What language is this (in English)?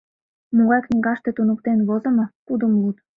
Mari